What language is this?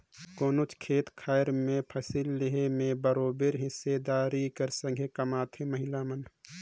Chhattisgarhi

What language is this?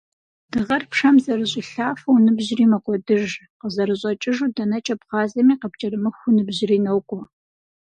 Kabardian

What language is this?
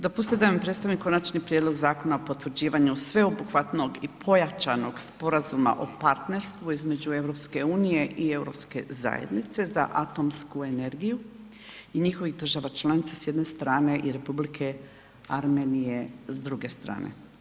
Croatian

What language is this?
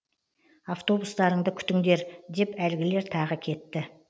Kazakh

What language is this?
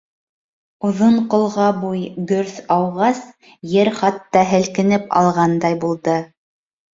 Bashkir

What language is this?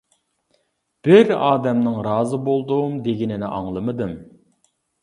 Uyghur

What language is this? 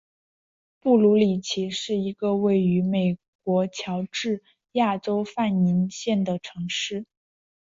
Chinese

